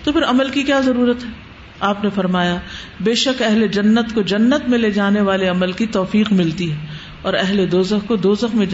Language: Urdu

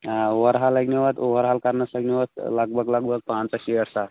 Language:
Kashmiri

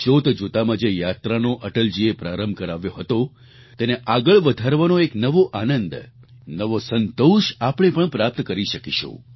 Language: Gujarati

